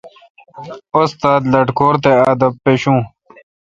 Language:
Kalkoti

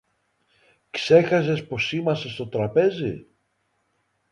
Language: Greek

